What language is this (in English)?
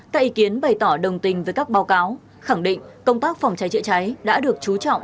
Vietnamese